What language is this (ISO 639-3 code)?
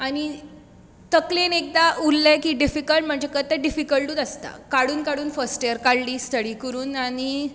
kok